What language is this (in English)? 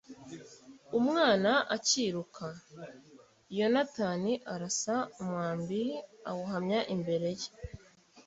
Kinyarwanda